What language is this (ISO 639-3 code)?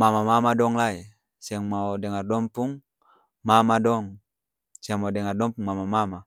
abs